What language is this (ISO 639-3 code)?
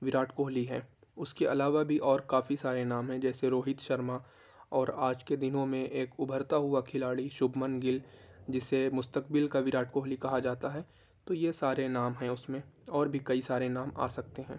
urd